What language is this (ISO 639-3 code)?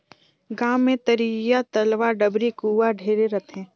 hne